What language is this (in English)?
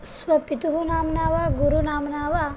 Sanskrit